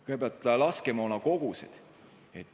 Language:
Estonian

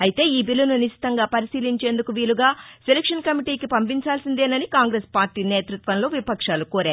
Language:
Telugu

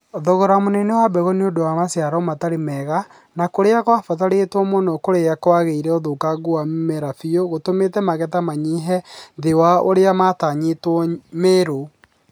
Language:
Kikuyu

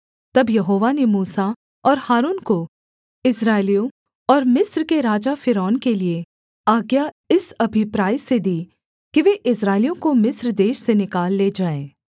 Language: Hindi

